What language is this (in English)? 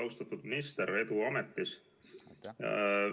Estonian